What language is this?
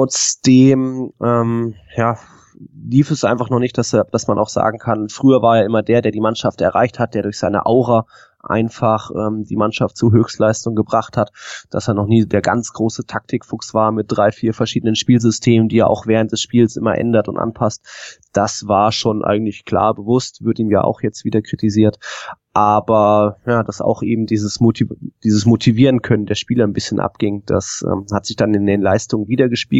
German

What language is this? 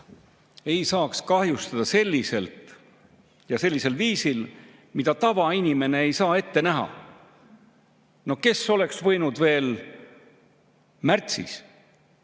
Estonian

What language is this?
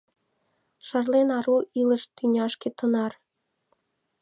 Mari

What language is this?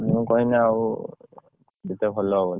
Odia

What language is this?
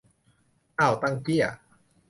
Thai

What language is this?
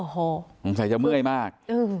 Thai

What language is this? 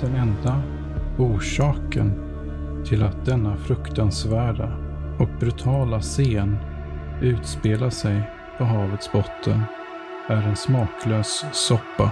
Swedish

